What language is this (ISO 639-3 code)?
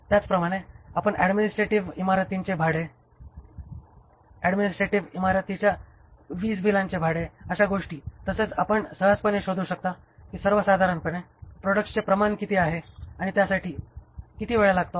mar